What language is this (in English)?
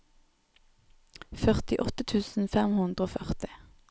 Norwegian